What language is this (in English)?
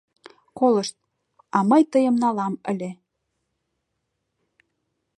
Mari